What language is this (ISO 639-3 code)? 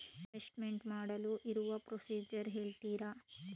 kan